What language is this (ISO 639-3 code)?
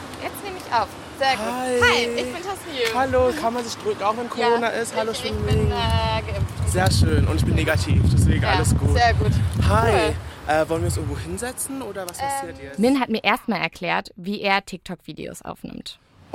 deu